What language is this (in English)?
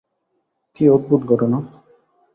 Bangla